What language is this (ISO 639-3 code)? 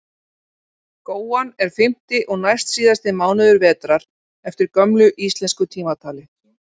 isl